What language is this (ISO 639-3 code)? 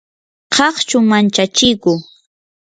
qur